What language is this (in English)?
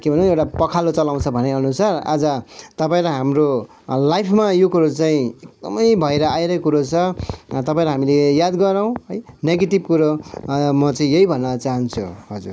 Nepali